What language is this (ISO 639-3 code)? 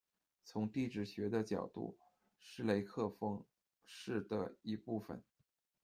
zho